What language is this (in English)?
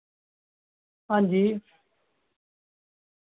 Dogri